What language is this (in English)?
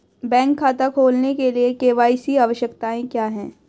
Hindi